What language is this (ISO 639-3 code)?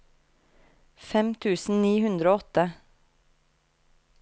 nor